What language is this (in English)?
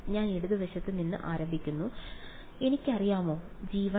Malayalam